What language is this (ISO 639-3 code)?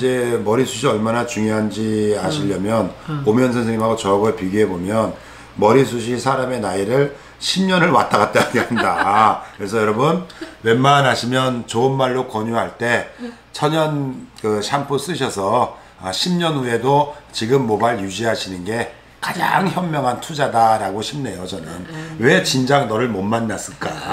kor